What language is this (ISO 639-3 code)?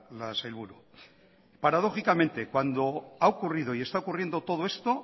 spa